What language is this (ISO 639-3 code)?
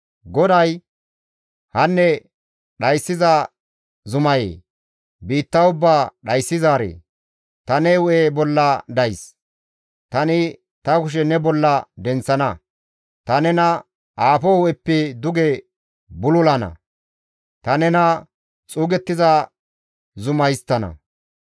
gmv